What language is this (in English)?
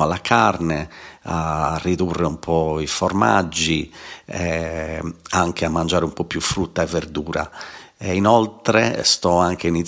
Italian